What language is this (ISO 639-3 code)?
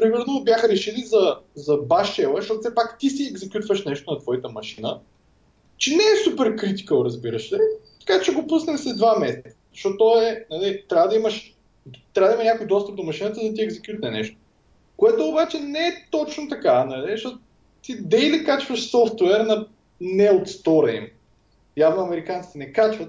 bul